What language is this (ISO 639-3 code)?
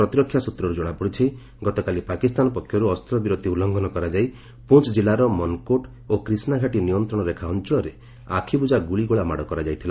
ori